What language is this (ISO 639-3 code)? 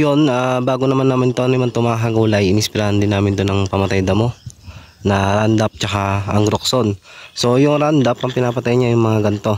fil